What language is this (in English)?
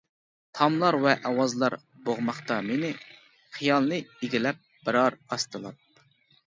Uyghur